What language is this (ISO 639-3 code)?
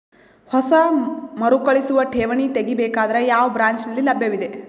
kan